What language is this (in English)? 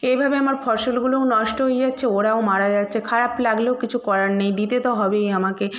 Bangla